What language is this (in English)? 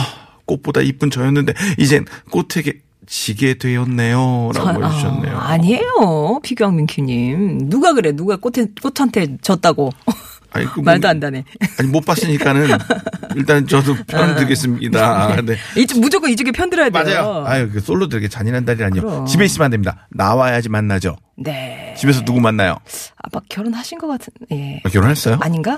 Korean